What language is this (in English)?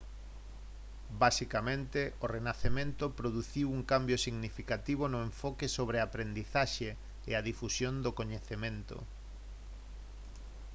Galician